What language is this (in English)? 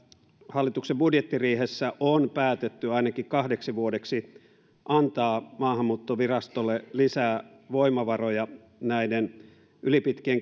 Finnish